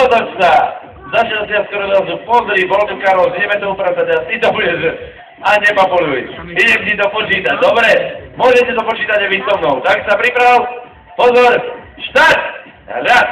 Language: Slovak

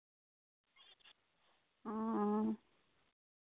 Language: Santali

